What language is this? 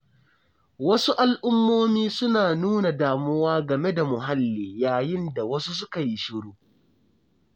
Hausa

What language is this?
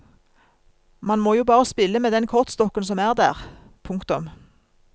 Norwegian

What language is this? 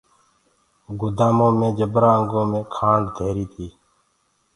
Gurgula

